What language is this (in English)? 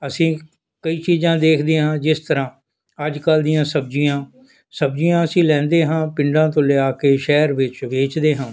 Punjabi